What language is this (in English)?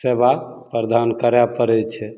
Maithili